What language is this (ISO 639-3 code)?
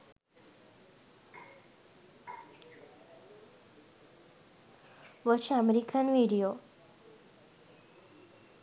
sin